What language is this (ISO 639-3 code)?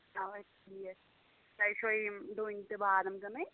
kas